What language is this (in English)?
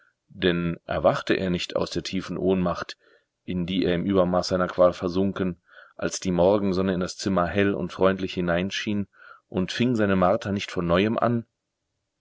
German